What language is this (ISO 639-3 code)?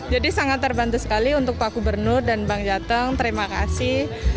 ind